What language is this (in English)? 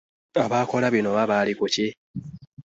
Ganda